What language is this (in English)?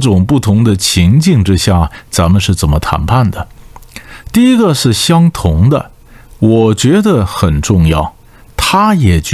Chinese